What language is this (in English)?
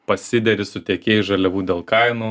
Lithuanian